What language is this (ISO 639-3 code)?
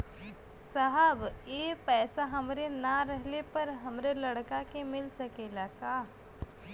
bho